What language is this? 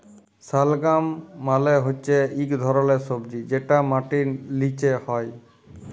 Bangla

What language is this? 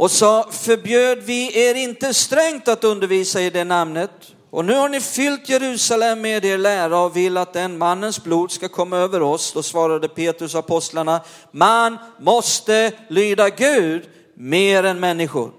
Swedish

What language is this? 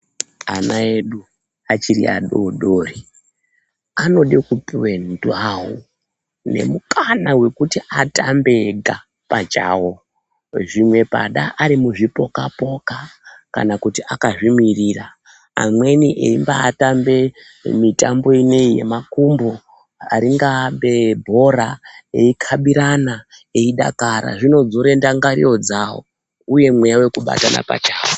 Ndau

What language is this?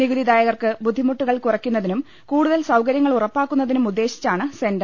Malayalam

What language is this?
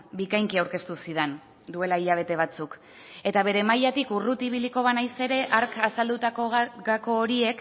Basque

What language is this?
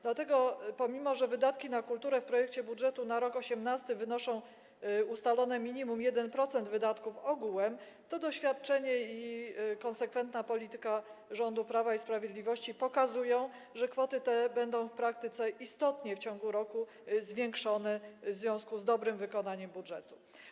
Polish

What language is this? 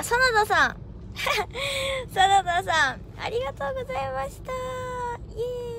Japanese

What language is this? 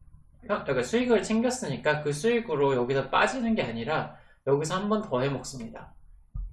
Korean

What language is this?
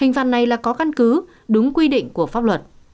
Vietnamese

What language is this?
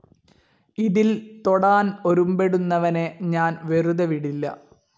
Malayalam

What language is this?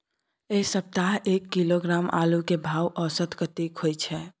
Maithili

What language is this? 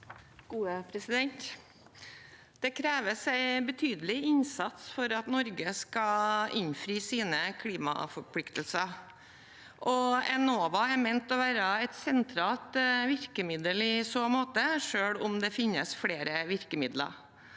Norwegian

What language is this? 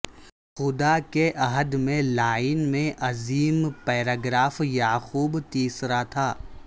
Urdu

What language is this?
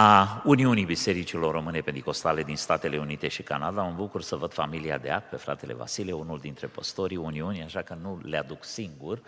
Romanian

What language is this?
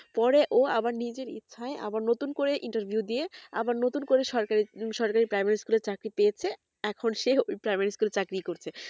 Bangla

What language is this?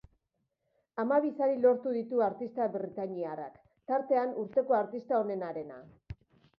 Basque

